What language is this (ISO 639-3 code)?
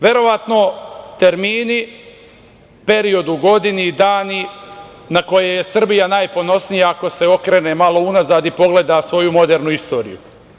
srp